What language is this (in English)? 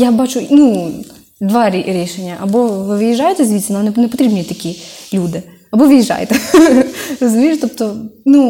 Ukrainian